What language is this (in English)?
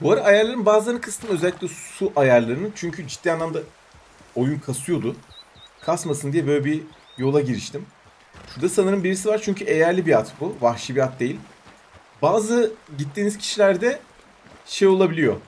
Turkish